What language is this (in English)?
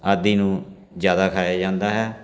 Punjabi